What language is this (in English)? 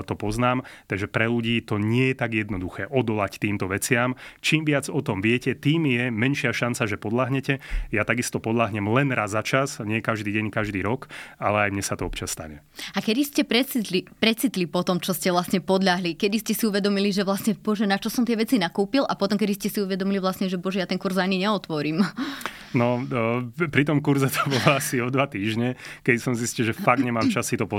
Slovak